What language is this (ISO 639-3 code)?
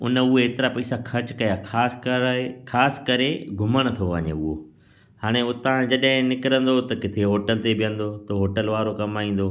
snd